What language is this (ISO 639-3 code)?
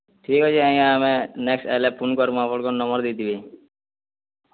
ori